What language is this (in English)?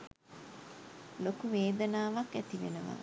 Sinhala